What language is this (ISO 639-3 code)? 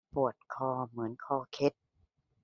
tha